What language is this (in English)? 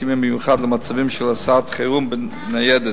Hebrew